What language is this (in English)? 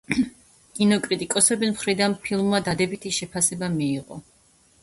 Georgian